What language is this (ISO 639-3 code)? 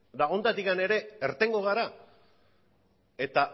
eus